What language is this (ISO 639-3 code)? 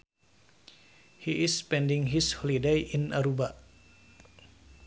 sun